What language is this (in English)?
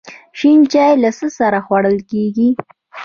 Pashto